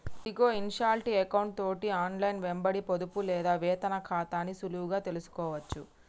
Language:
Telugu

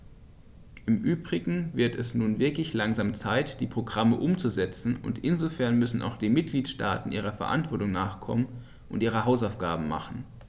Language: German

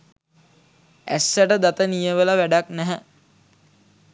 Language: Sinhala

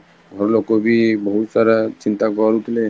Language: Odia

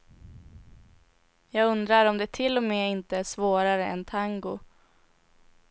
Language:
Swedish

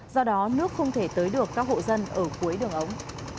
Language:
Vietnamese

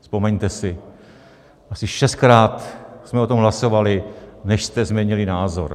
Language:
Czech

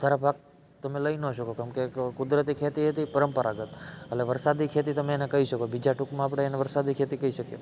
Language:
Gujarati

